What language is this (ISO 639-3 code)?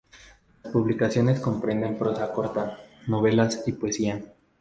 spa